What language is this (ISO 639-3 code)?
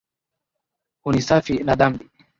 swa